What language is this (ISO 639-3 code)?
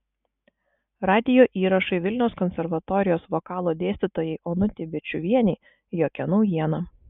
lit